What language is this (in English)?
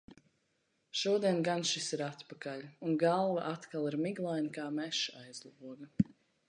Latvian